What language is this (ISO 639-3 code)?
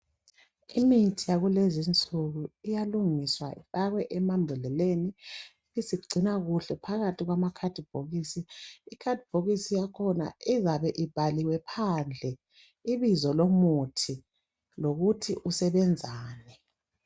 nde